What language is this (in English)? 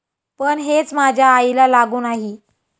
Marathi